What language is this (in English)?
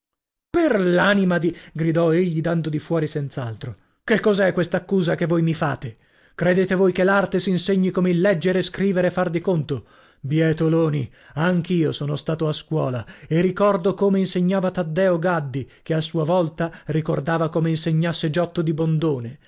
Italian